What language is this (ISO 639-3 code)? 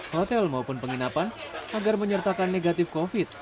ind